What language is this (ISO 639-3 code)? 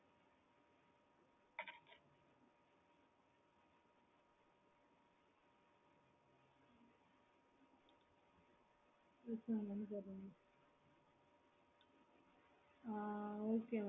tam